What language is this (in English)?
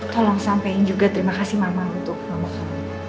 Indonesian